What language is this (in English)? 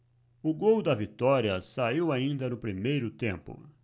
Portuguese